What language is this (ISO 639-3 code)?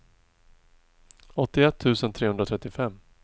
swe